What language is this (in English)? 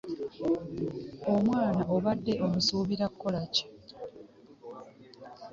Ganda